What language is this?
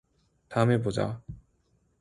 Korean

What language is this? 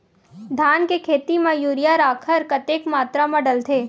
Chhattisgarhi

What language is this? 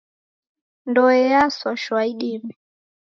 Taita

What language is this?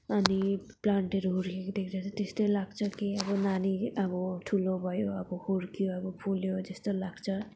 Nepali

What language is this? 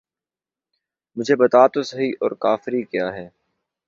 Urdu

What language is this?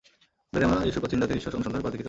Bangla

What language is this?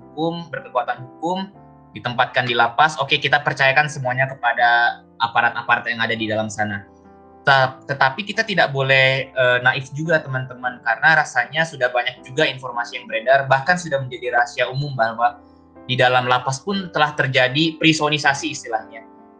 Indonesian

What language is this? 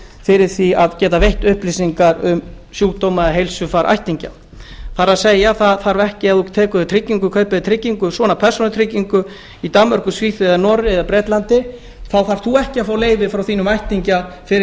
Icelandic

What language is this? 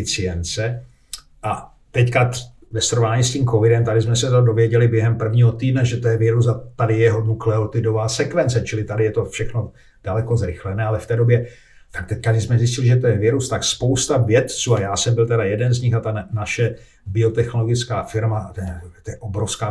Czech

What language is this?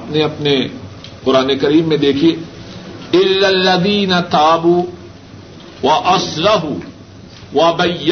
Urdu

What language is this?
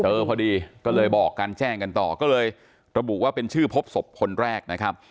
Thai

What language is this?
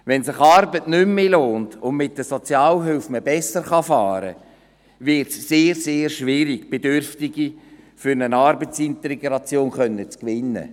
Swiss German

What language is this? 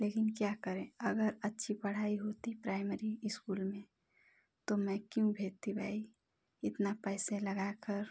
Hindi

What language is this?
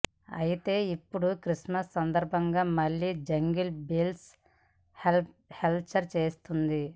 Telugu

